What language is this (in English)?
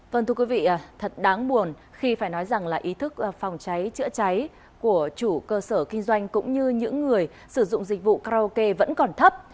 Vietnamese